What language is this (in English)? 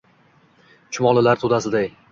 Uzbek